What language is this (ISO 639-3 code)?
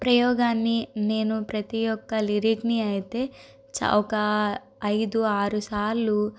tel